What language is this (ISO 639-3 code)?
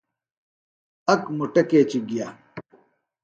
phl